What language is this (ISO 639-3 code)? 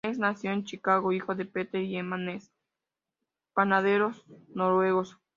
spa